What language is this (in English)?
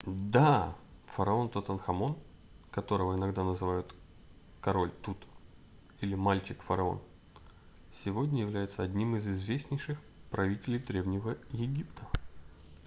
Russian